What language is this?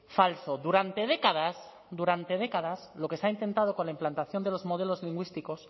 Spanish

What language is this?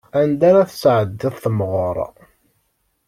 Kabyle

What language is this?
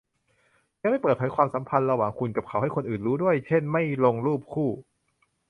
Thai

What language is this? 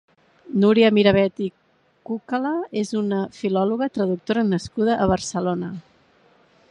Catalan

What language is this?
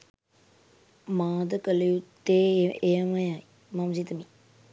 Sinhala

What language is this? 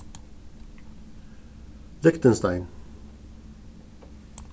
Faroese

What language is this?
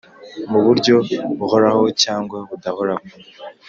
Kinyarwanda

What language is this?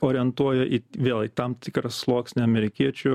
Lithuanian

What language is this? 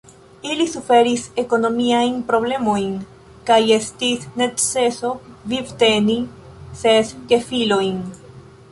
Esperanto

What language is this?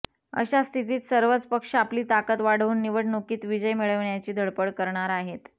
Marathi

